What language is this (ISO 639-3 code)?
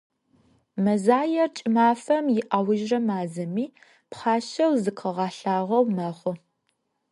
ady